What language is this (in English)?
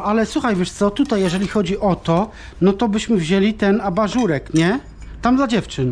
Polish